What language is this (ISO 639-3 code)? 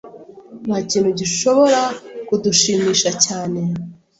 kin